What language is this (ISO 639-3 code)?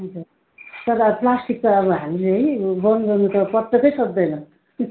nep